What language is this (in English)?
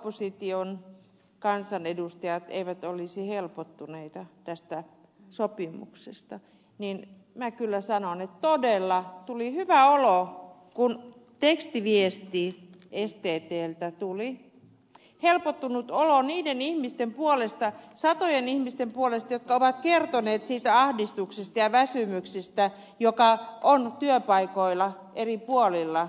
Finnish